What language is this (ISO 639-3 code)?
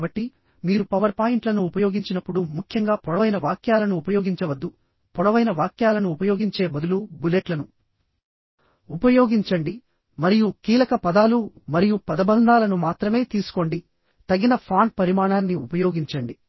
tel